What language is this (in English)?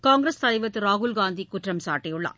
Tamil